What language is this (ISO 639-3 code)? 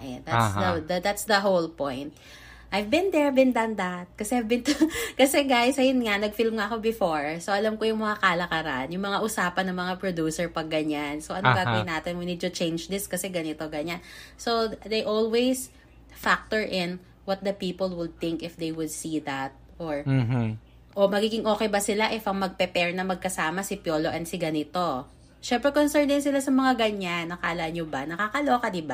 fil